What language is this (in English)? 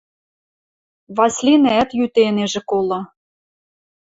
Western Mari